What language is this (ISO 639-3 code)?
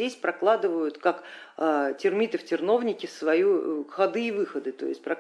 rus